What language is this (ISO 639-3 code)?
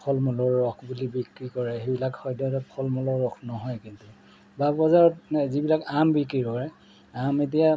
asm